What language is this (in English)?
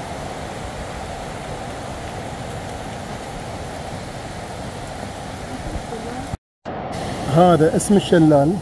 Arabic